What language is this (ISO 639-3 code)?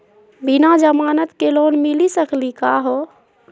mag